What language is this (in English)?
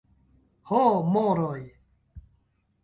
Esperanto